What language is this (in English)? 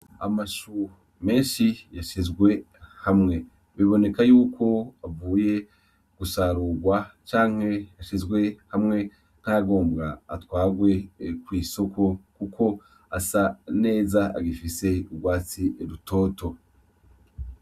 Rundi